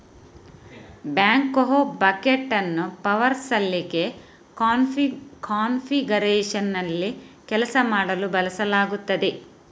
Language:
Kannada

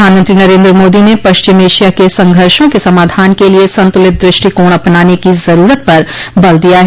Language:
Hindi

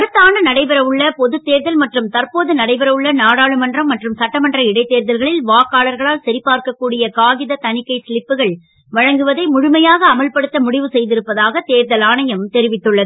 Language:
Tamil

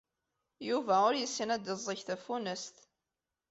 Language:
Kabyle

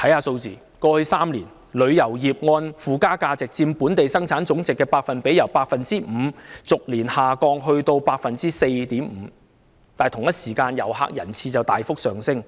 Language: Cantonese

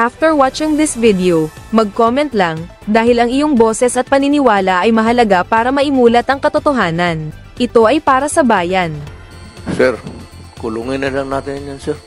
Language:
Filipino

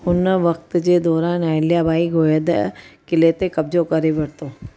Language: Sindhi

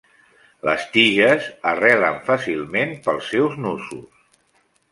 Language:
Catalan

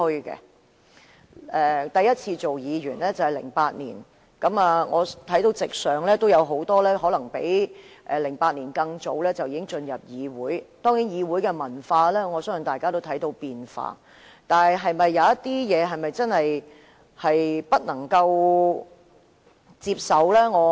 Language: Cantonese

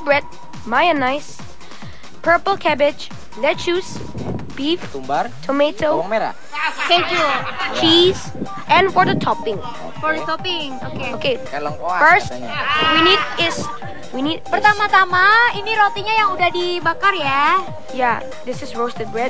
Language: Indonesian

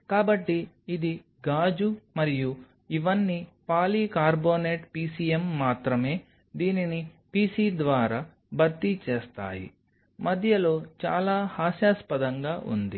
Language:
Telugu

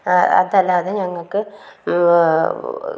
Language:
Malayalam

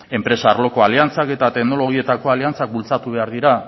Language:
Basque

